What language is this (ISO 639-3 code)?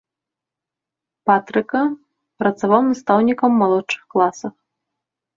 bel